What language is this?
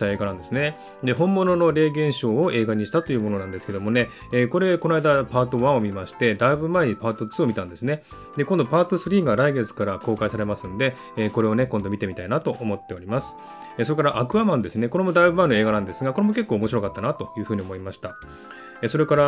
Japanese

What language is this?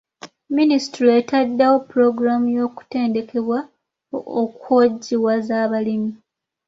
Ganda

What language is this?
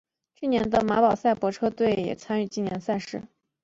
Chinese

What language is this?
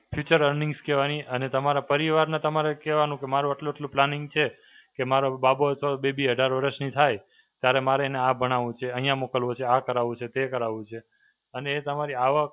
Gujarati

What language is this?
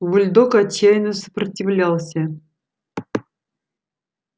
Russian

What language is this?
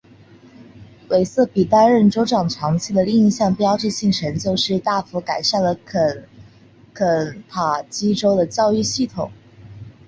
Chinese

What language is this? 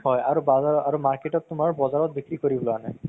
Assamese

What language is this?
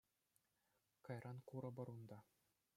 Chuvash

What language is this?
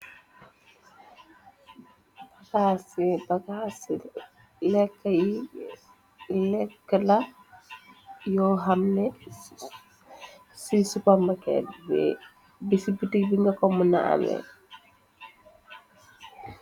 Wolof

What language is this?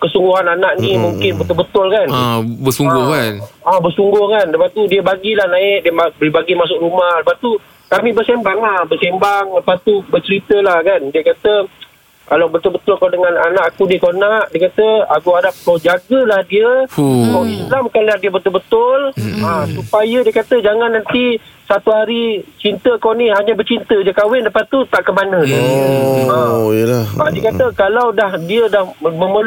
Malay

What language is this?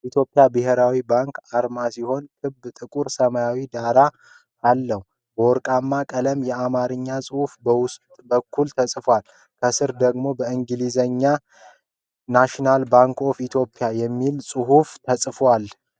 Amharic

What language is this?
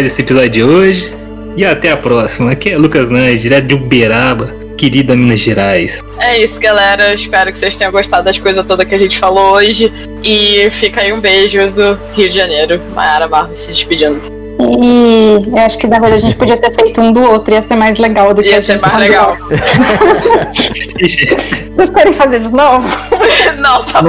Portuguese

